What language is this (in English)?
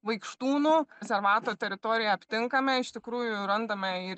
Lithuanian